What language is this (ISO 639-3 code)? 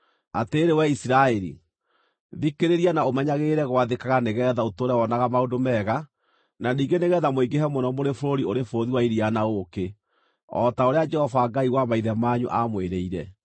kik